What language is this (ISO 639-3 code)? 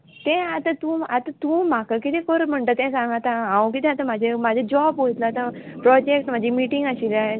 kok